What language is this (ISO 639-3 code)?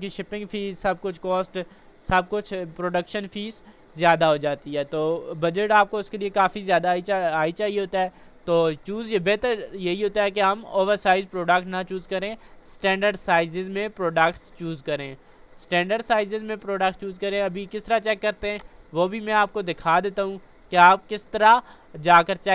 urd